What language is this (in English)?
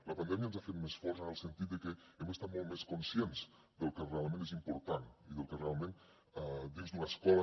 Catalan